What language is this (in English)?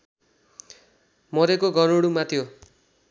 Nepali